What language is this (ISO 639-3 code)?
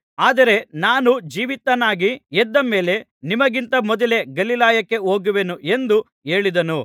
kan